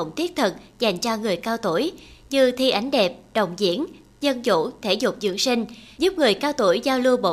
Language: Vietnamese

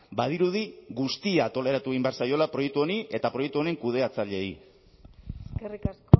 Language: Basque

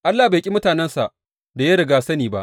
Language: Hausa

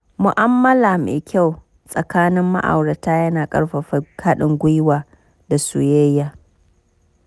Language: Hausa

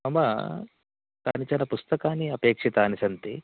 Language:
Sanskrit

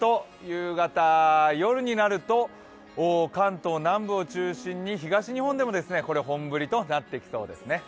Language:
Japanese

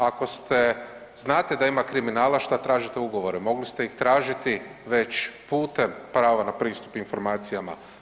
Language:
Croatian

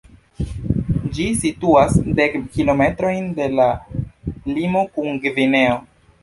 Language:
Esperanto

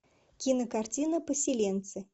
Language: Russian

